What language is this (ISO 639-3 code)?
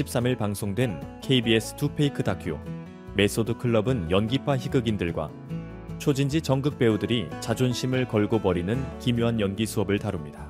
kor